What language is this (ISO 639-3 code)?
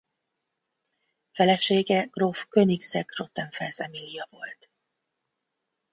hun